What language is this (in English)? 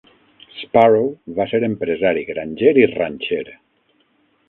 Catalan